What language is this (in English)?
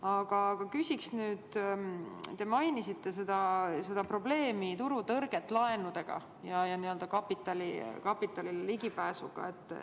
Estonian